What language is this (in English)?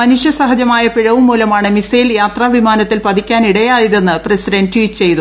Malayalam